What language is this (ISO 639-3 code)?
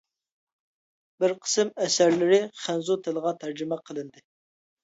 uig